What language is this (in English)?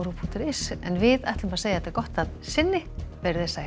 Icelandic